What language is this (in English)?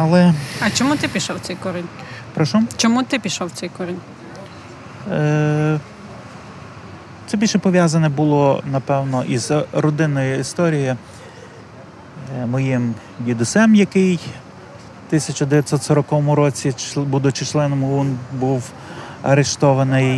Ukrainian